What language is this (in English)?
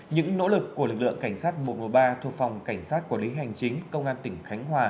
Vietnamese